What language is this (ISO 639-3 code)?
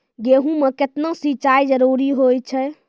mai